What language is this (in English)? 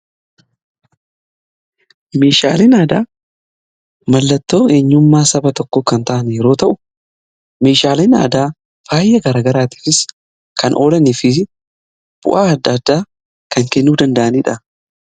Oromo